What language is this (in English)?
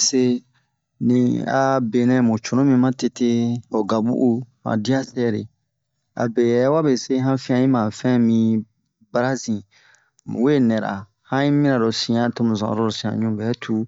Bomu